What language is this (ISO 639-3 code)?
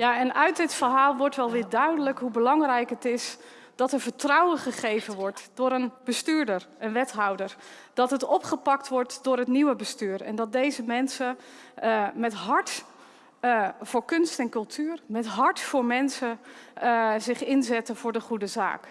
nld